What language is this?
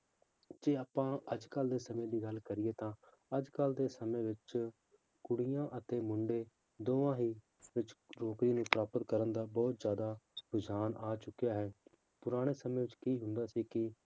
Punjabi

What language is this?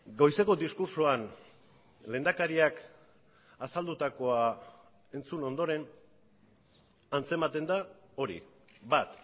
Basque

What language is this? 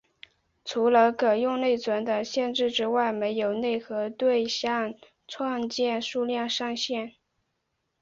Chinese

